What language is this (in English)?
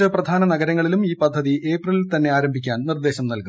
Malayalam